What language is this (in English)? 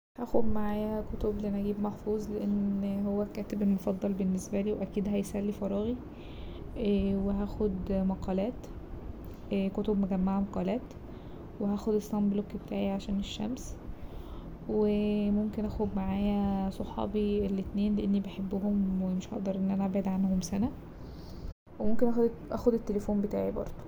Egyptian Arabic